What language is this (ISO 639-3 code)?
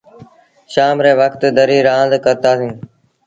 sbn